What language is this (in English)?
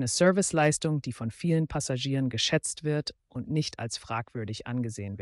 German